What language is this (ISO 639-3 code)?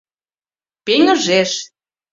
chm